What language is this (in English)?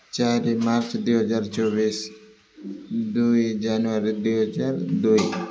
Odia